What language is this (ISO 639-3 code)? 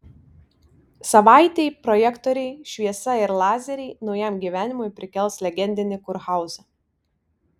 lit